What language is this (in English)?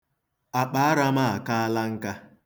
Igbo